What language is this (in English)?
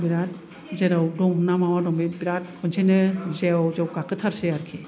Bodo